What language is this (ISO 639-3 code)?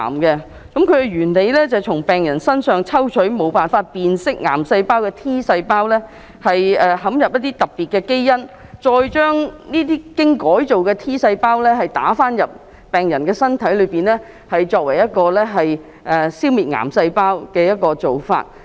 yue